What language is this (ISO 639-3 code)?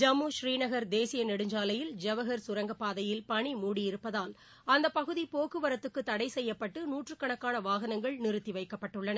tam